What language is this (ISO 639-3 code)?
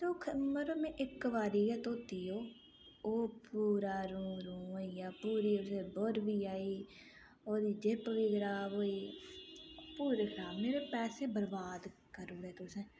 doi